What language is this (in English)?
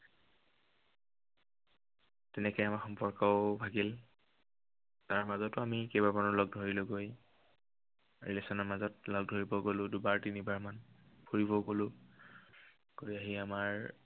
Assamese